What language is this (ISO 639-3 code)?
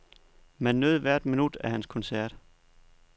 dan